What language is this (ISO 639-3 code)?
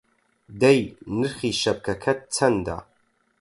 ckb